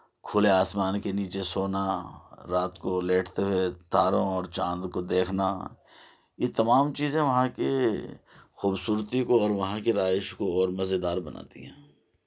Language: Urdu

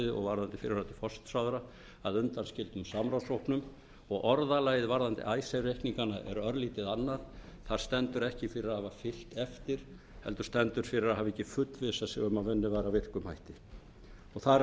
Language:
Icelandic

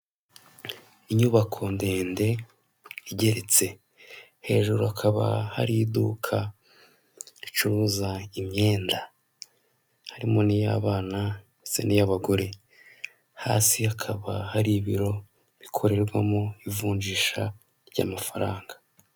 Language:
Kinyarwanda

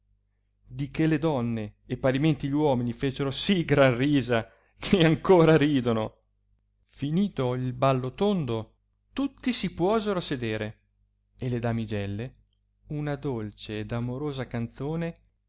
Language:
Italian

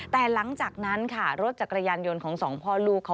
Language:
Thai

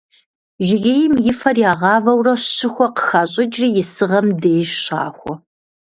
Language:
Kabardian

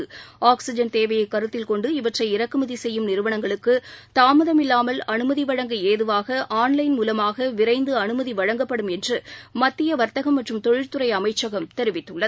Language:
Tamil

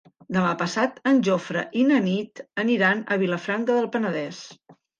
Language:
Catalan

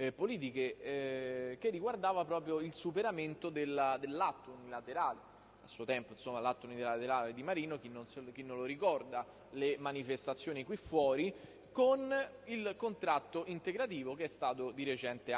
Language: Italian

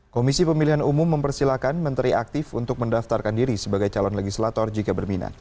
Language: Indonesian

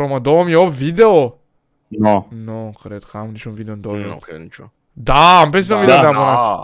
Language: Romanian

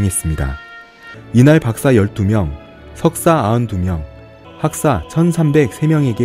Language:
Korean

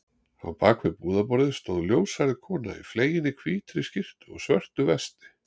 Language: Icelandic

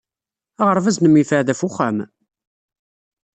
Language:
Kabyle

